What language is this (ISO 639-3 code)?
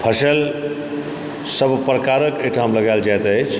mai